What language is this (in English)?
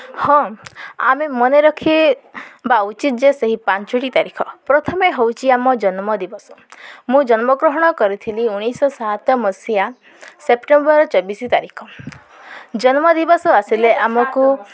Odia